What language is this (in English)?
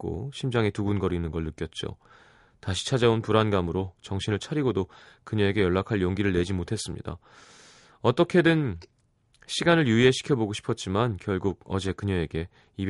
Korean